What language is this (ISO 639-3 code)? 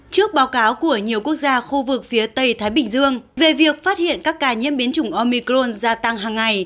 vie